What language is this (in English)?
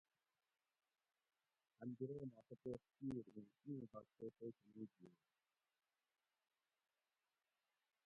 Gawri